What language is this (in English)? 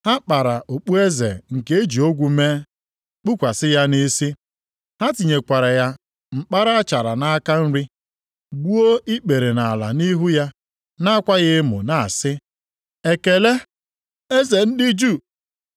Igbo